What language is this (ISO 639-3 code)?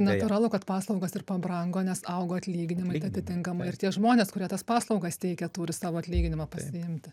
lit